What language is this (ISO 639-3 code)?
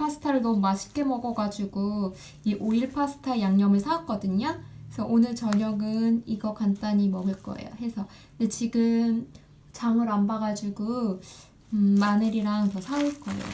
kor